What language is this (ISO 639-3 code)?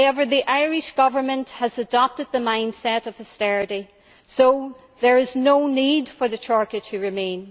eng